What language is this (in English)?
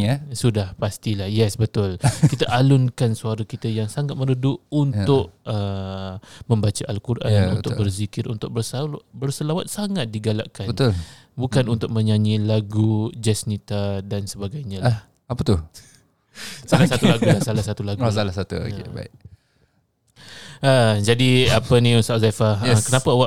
Malay